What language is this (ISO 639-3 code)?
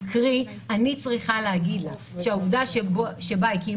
heb